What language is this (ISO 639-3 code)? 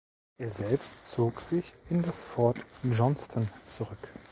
deu